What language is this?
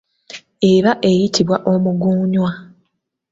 Ganda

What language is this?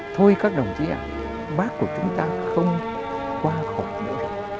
Vietnamese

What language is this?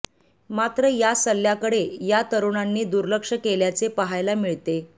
Marathi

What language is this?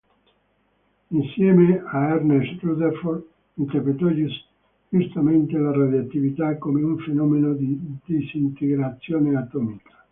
Italian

